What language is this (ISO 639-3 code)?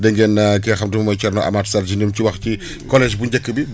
wol